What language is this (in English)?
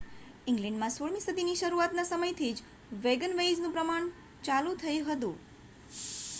Gujarati